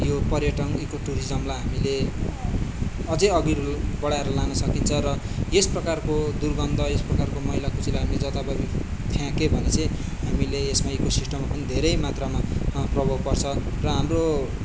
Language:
Nepali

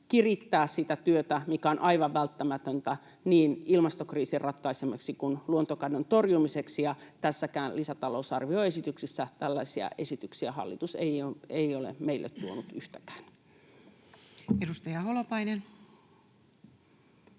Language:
Finnish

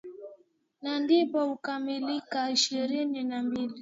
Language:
Swahili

